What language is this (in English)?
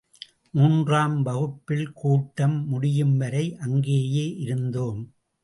Tamil